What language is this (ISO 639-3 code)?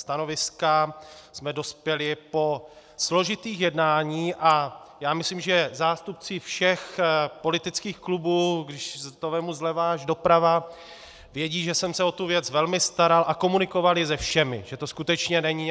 ces